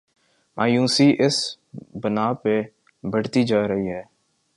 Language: Urdu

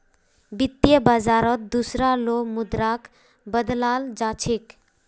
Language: Magahi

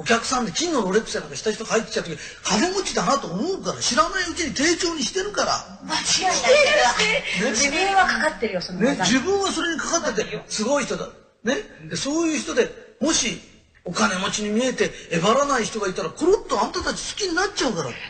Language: Japanese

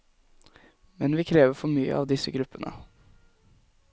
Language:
Norwegian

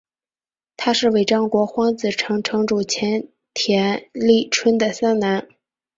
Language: Chinese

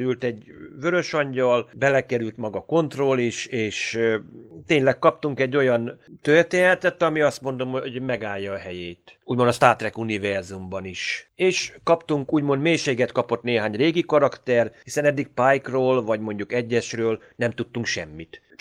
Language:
Hungarian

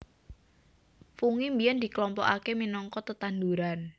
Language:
Javanese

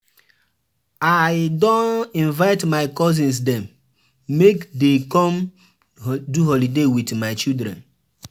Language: Nigerian Pidgin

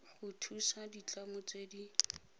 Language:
Tswana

